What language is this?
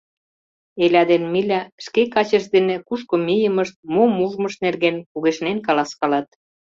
Mari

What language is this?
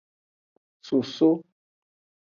Aja (Benin)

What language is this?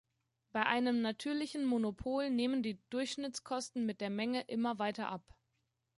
German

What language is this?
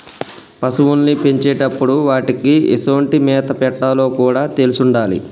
Telugu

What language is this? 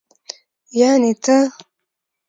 Pashto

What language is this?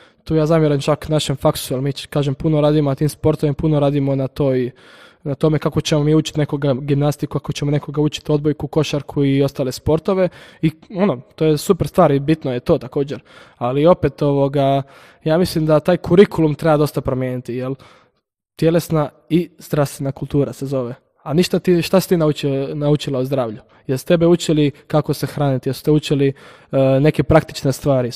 Croatian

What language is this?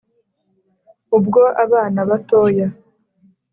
Kinyarwanda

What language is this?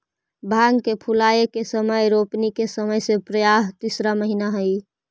Magahi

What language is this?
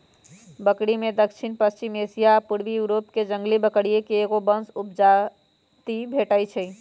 Magahi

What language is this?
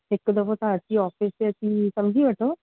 Sindhi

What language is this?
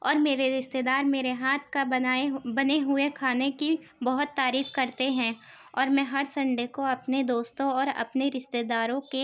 Urdu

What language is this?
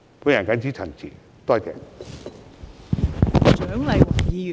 Cantonese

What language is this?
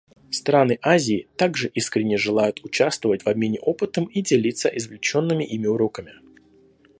Russian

